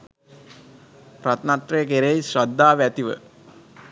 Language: Sinhala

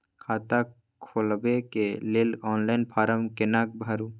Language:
Maithili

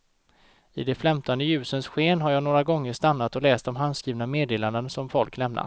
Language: Swedish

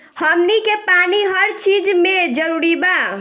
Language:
Bhojpuri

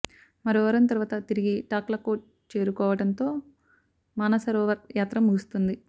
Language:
Telugu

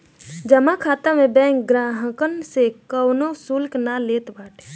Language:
Bhojpuri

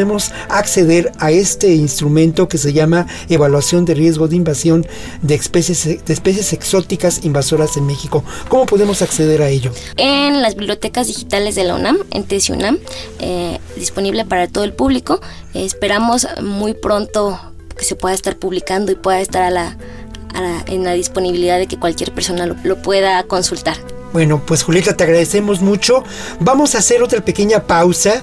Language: Spanish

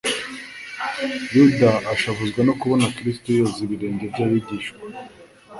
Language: Kinyarwanda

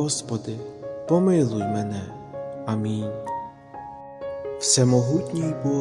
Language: Ukrainian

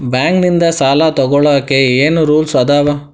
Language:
Kannada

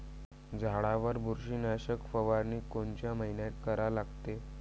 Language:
Marathi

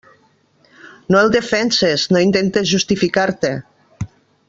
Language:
Catalan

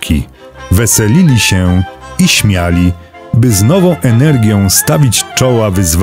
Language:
Polish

